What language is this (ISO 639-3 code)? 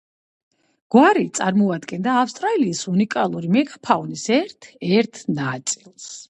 kat